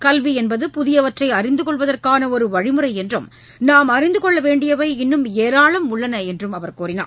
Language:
Tamil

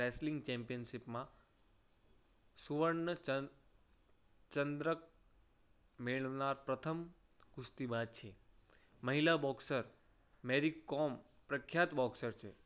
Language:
Gujarati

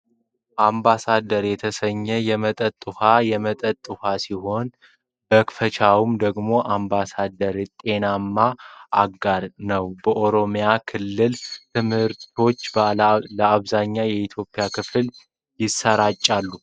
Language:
Amharic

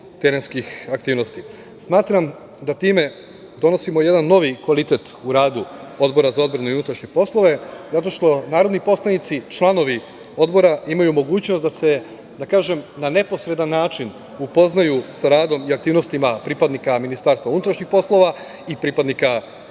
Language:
Serbian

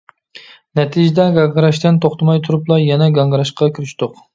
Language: Uyghur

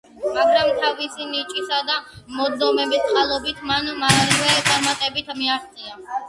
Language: Georgian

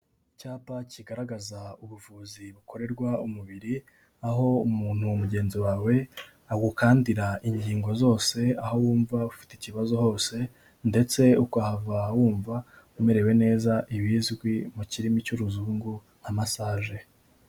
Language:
Kinyarwanda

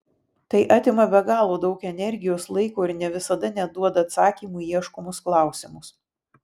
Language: Lithuanian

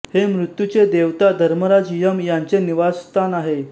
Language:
Marathi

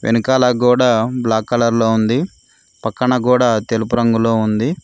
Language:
Telugu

